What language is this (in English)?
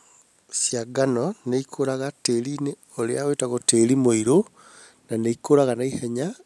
Kikuyu